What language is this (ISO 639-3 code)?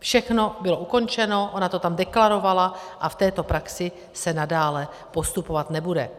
ces